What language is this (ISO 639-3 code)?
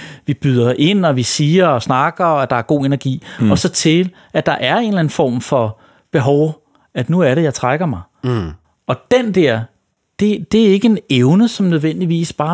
dan